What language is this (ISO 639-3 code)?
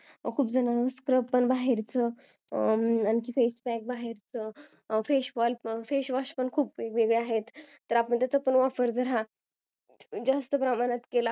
mar